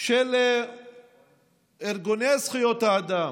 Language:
Hebrew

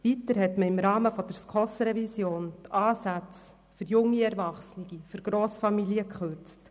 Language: Swiss German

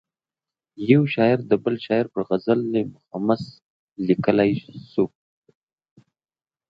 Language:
Pashto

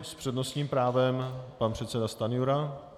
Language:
Czech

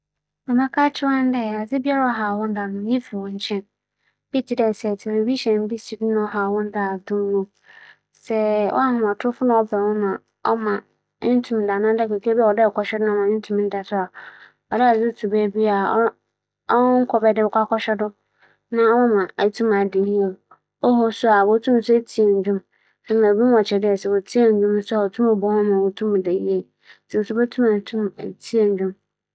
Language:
Akan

